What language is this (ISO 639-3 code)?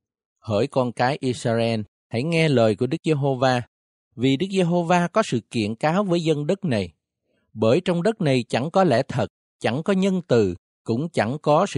vie